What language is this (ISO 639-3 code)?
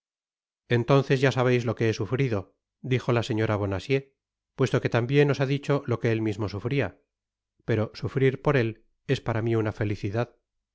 spa